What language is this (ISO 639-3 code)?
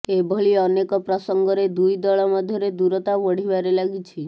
ori